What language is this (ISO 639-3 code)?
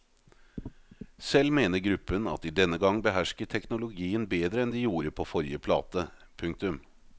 nor